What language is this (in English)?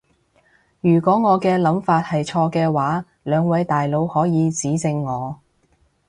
Cantonese